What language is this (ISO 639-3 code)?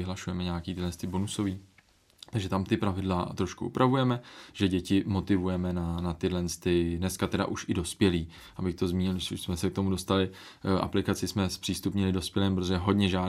ces